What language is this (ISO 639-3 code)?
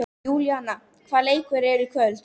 isl